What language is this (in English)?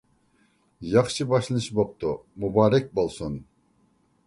Uyghur